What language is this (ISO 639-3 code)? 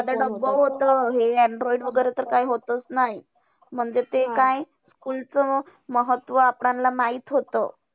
mar